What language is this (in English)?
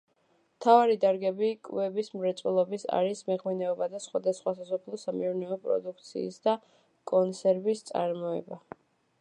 Georgian